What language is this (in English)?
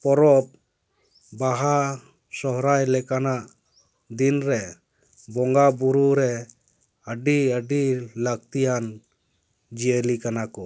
Santali